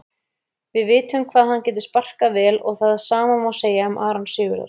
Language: Icelandic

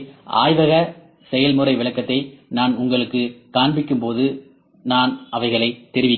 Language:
Tamil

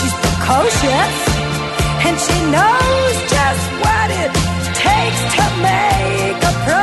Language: Greek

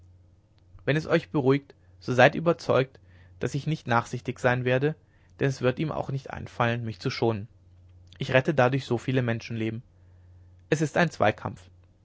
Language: German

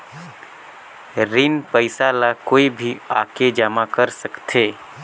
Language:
Chhattisgarhi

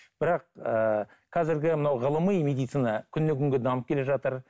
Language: Kazakh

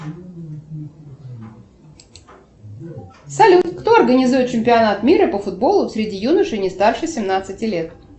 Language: Russian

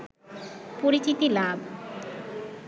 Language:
Bangla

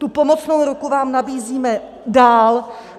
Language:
Czech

